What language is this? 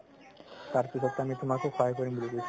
Assamese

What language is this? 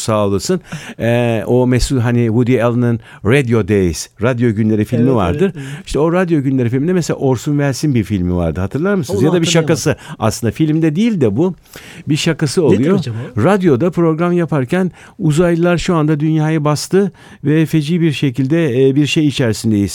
Turkish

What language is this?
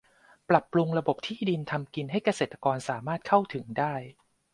Thai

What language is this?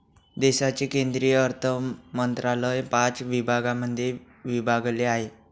Marathi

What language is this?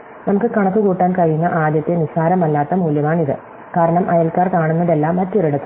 Malayalam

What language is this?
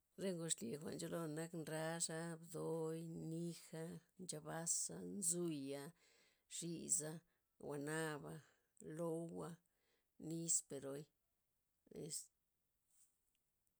Loxicha Zapotec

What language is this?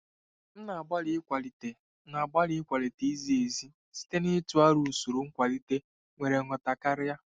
Igbo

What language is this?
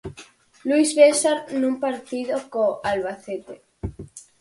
Galician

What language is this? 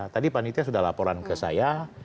Indonesian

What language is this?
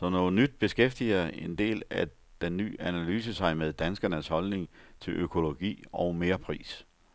Danish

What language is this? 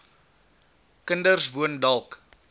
Afrikaans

